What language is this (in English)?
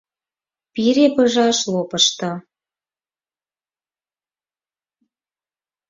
Mari